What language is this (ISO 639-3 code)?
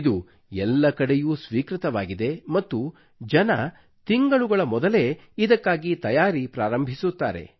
kan